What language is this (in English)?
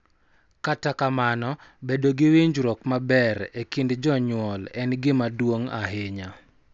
Luo (Kenya and Tanzania)